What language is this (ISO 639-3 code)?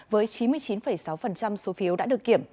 vie